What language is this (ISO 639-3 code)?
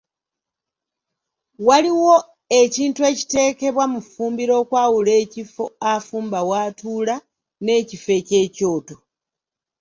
lug